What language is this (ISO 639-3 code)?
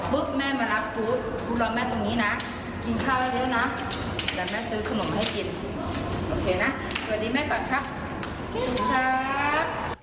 tha